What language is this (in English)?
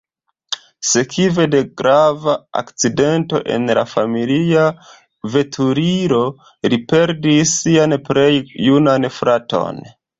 Esperanto